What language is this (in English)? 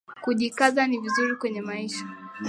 Swahili